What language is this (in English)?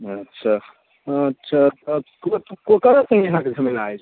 Maithili